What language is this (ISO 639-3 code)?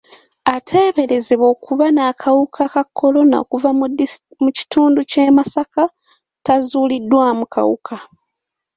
lug